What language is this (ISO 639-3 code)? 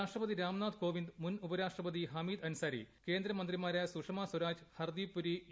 mal